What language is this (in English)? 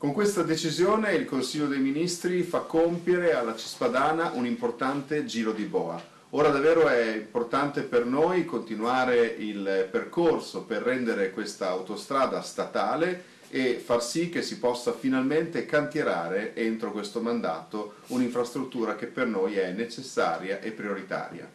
Italian